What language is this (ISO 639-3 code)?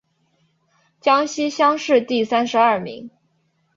zho